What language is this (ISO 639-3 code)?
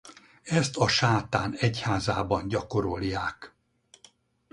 hun